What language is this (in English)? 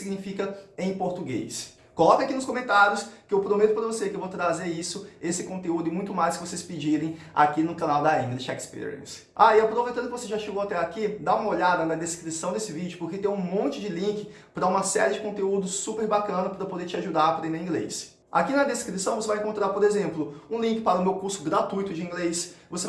Portuguese